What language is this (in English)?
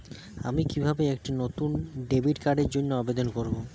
Bangla